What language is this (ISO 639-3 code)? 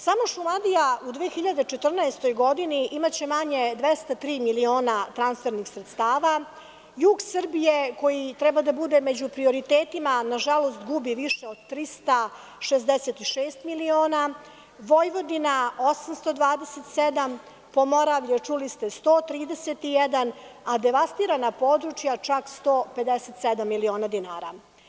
srp